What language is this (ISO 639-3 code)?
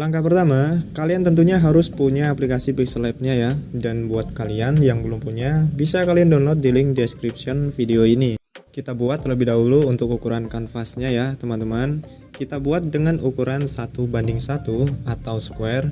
ind